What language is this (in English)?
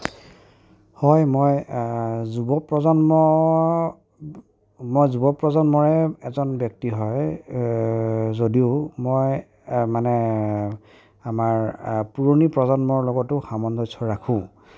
Assamese